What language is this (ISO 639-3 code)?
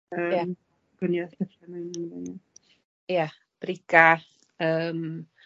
cym